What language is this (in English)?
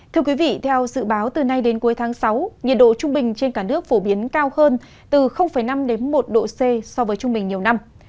Vietnamese